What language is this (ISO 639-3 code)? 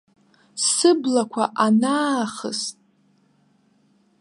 abk